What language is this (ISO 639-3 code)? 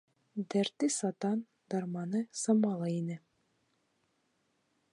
bak